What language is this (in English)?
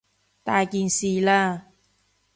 Cantonese